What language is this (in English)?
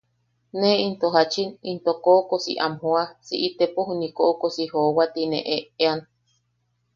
Yaqui